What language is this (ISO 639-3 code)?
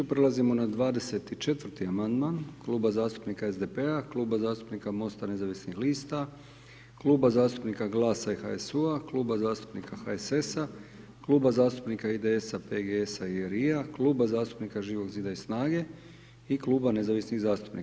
hrv